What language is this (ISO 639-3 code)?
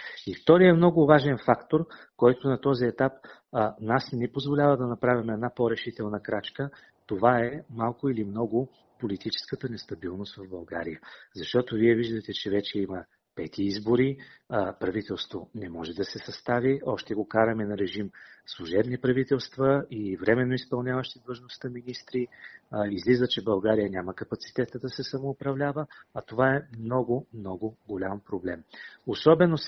bul